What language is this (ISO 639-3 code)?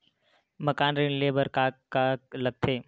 hne